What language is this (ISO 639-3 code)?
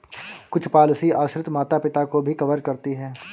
hin